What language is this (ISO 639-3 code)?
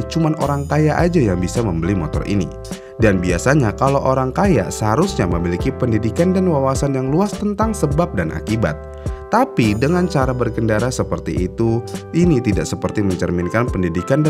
ind